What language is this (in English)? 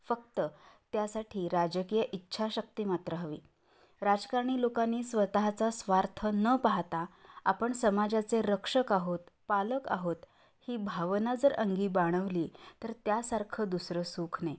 Marathi